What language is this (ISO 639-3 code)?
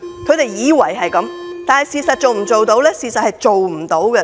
yue